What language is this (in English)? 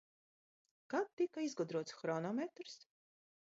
Latvian